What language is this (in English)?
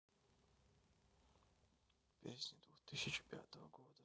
Russian